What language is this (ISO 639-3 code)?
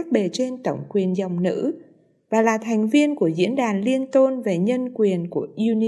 vie